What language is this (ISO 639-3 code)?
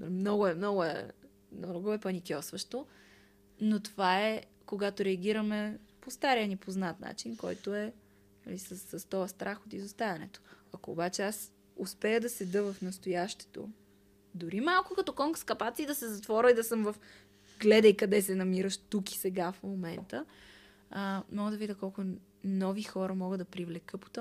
bul